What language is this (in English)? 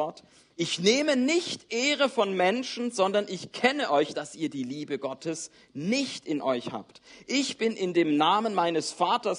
German